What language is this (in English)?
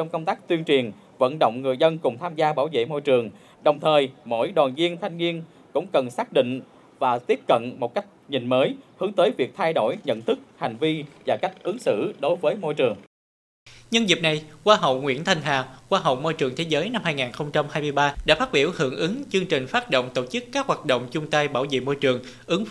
Vietnamese